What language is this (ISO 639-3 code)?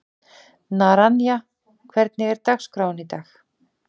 isl